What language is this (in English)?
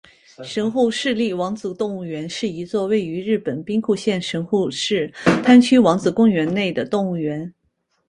Chinese